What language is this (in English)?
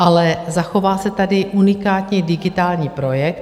Czech